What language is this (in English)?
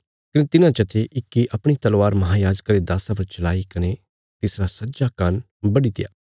Bilaspuri